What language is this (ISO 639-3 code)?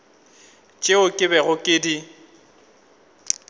nso